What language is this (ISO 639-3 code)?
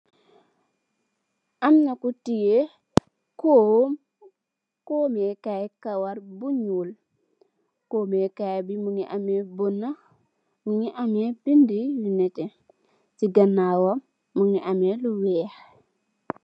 wol